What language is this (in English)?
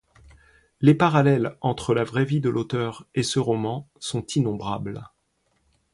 French